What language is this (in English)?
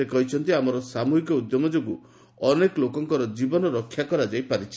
Odia